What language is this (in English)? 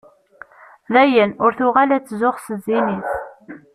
Kabyle